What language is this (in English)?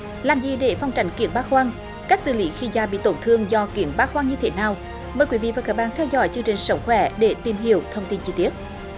Vietnamese